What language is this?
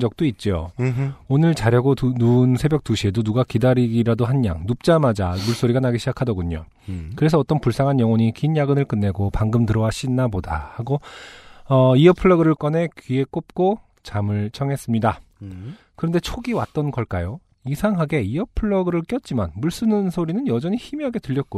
Korean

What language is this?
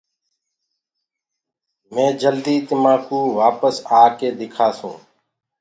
Gurgula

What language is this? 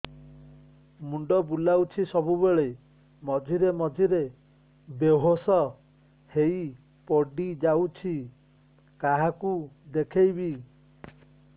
Odia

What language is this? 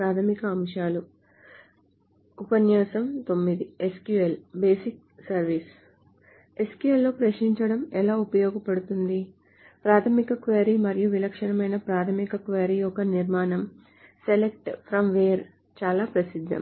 Telugu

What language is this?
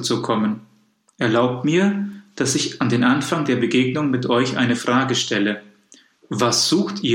German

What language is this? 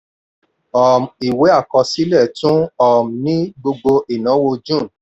Yoruba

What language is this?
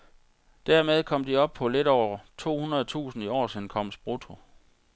Danish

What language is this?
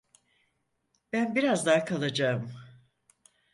Turkish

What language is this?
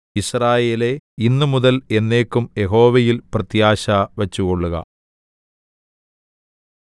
Malayalam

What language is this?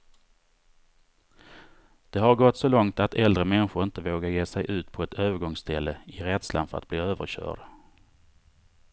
Swedish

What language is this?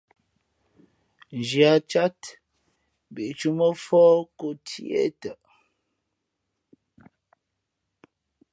Fe'fe'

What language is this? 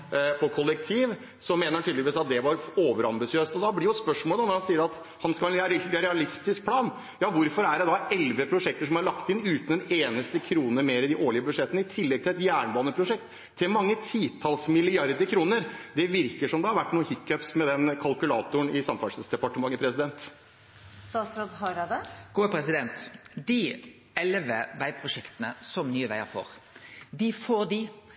Norwegian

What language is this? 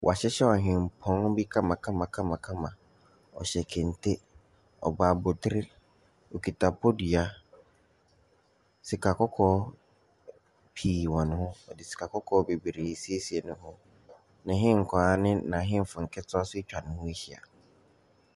Akan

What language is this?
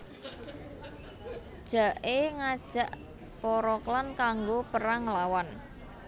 Javanese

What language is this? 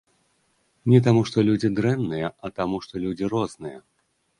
Belarusian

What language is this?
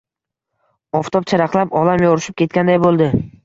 Uzbek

